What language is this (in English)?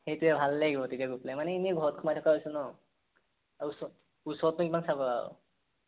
Assamese